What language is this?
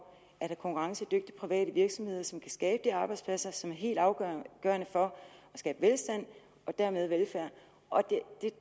Danish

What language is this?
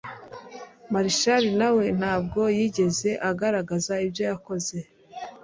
Kinyarwanda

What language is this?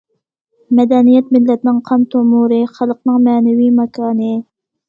Uyghur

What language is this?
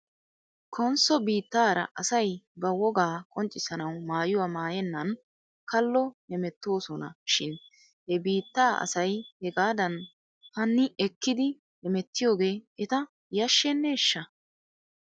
Wolaytta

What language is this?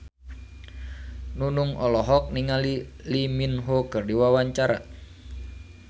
Sundanese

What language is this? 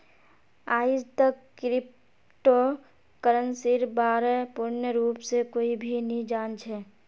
Magahi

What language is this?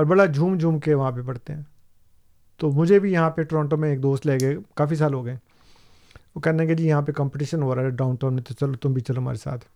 Urdu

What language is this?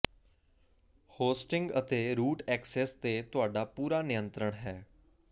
Punjabi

